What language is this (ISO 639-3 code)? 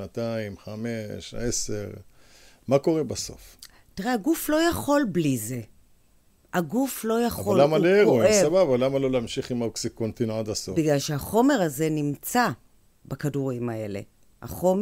heb